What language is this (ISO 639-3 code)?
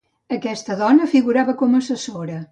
cat